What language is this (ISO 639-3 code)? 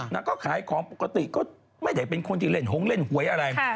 tha